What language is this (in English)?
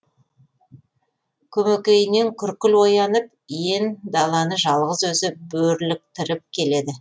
Kazakh